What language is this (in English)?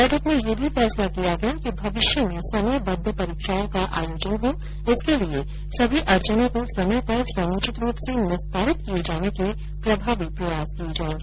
Hindi